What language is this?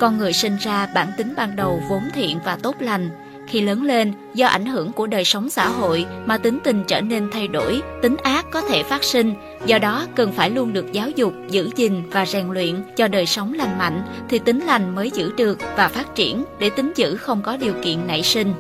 Vietnamese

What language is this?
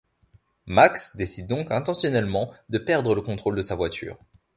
French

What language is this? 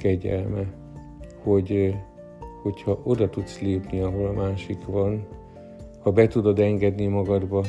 Hungarian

